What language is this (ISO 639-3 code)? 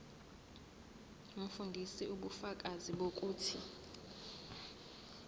zul